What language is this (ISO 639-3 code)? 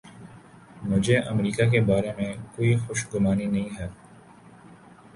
urd